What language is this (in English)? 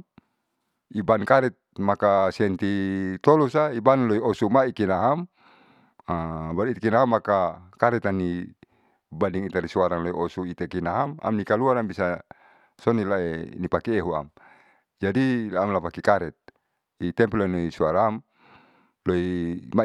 Saleman